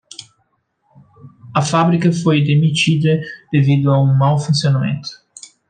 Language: Portuguese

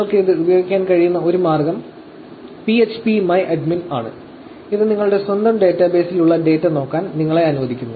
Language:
Malayalam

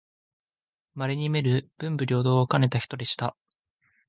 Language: Japanese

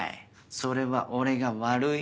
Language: Japanese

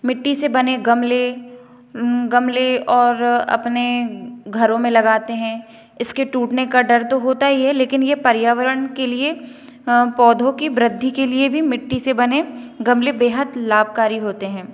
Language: Hindi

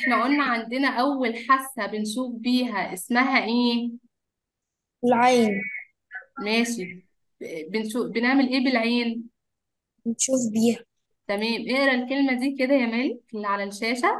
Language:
Arabic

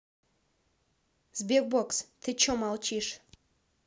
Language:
Russian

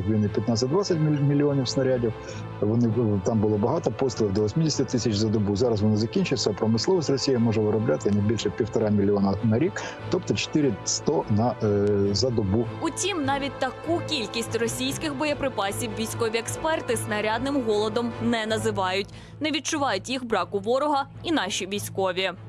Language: Ukrainian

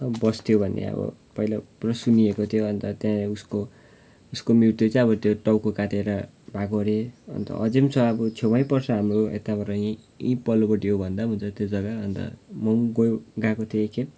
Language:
Nepali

